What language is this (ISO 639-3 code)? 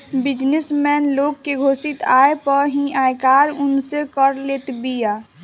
bho